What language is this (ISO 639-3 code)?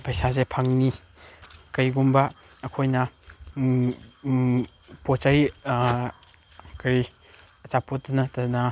mni